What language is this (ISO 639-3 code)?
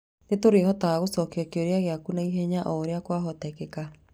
kik